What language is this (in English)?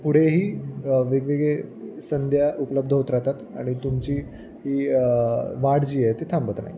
Marathi